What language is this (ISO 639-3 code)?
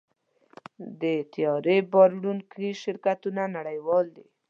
pus